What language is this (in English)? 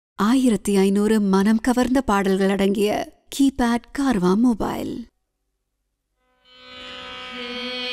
Thai